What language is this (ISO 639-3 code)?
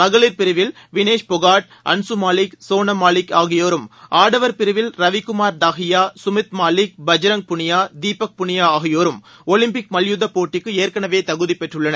tam